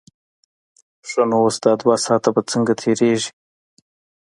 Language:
Pashto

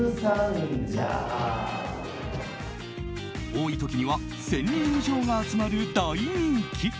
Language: Japanese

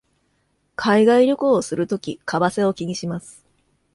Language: Japanese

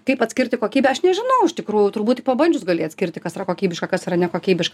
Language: Lithuanian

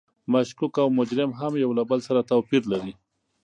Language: Pashto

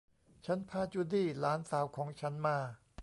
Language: Thai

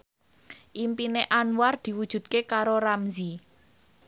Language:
Javanese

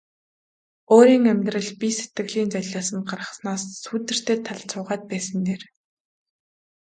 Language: Mongolian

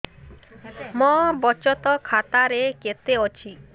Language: Odia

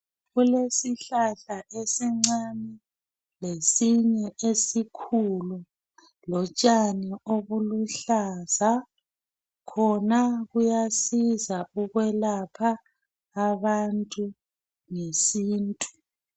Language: North Ndebele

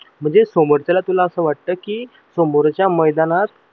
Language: Marathi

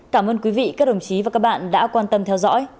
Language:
Vietnamese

